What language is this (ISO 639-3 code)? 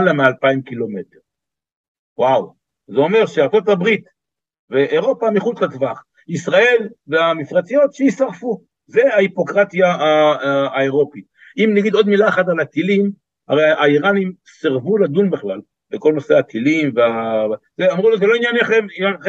heb